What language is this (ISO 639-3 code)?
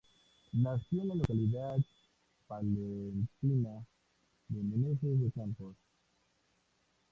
spa